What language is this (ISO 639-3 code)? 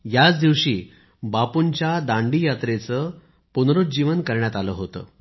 mar